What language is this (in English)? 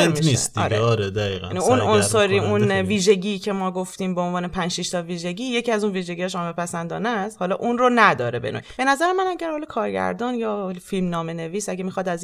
Persian